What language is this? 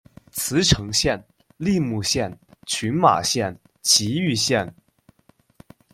Chinese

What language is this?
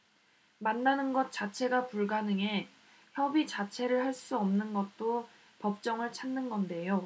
Korean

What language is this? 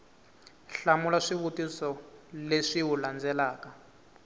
Tsonga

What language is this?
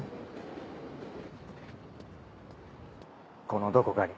Japanese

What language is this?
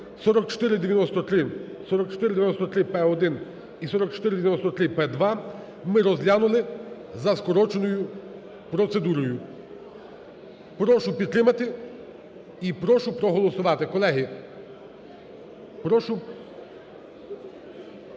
Ukrainian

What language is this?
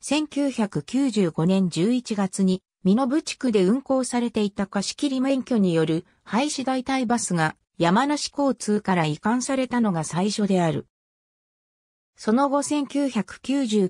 Japanese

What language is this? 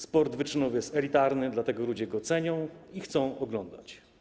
Polish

